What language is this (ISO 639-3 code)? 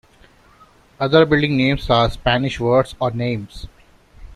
eng